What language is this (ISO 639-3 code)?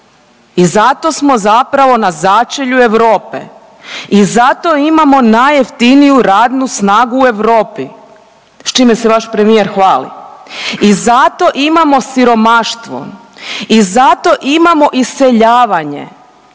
hrv